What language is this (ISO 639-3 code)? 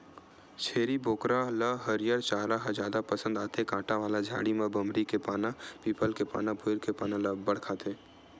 hne